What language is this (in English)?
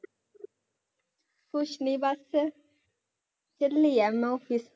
Punjabi